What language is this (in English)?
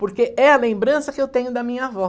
Portuguese